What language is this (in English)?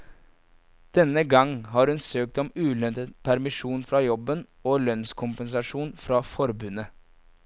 Norwegian